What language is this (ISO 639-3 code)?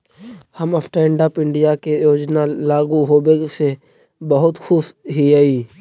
mag